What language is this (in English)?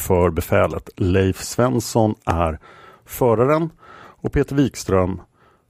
Swedish